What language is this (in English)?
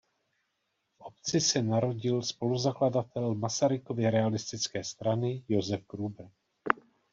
Czech